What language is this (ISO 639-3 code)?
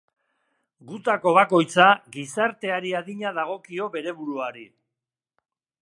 eus